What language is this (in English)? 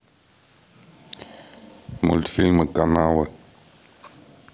Russian